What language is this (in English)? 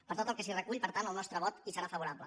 Catalan